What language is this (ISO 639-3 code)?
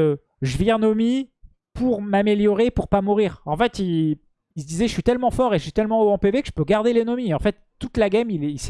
fra